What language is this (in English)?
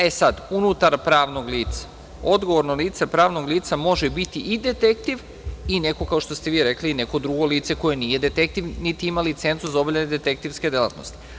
Serbian